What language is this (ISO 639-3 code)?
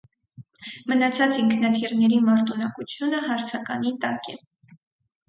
hye